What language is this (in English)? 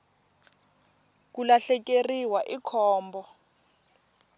Tsonga